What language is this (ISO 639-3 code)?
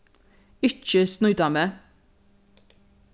fao